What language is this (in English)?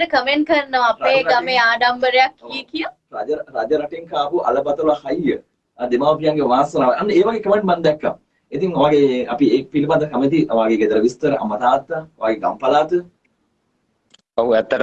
Indonesian